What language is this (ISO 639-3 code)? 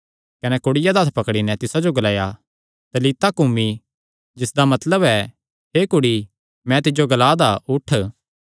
xnr